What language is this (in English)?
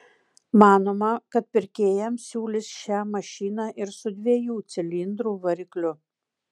Lithuanian